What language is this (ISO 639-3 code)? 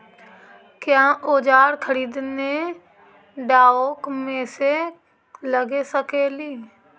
mag